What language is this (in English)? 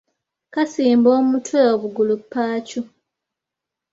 Ganda